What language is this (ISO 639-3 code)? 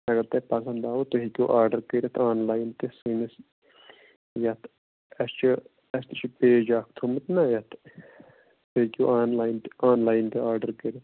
kas